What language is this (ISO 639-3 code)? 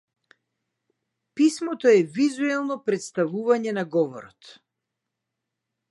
mkd